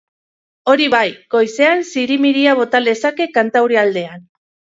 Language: Basque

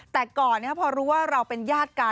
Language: Thai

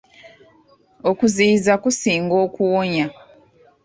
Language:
Ganda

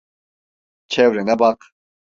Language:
Turkish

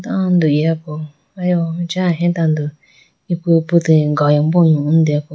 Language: Idu-Mishmi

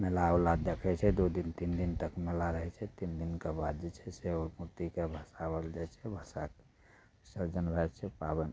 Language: Maithili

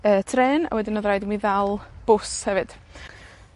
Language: Welsh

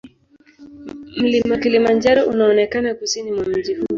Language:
Swahili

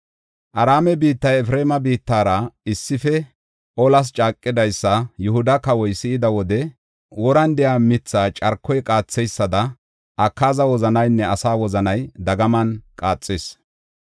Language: Gofa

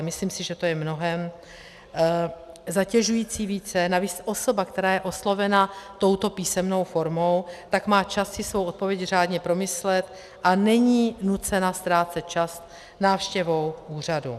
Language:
Czech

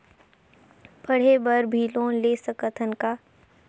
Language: Chhattisgarhi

